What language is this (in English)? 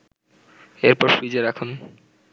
Bangla